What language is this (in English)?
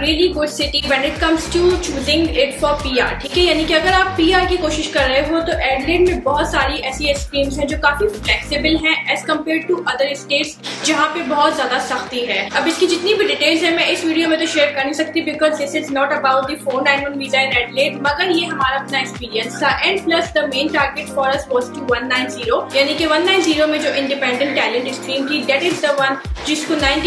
Hindi